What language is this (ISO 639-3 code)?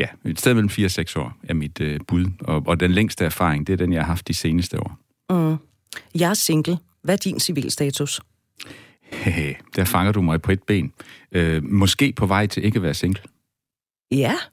dan